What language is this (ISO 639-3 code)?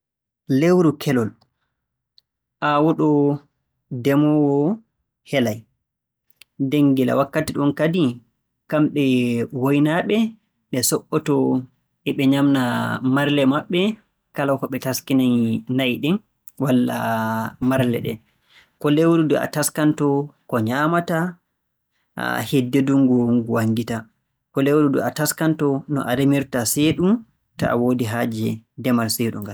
fue